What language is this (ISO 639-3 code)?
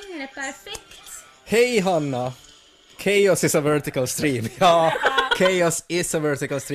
swe